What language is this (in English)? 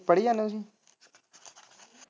Punjabi